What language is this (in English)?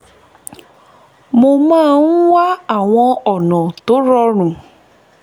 Yoruba